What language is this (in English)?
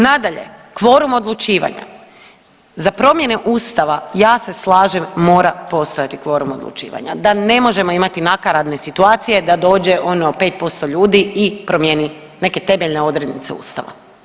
Croatian